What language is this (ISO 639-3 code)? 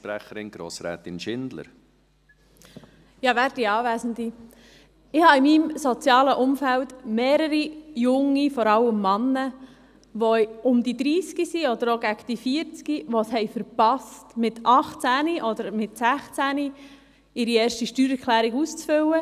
gsw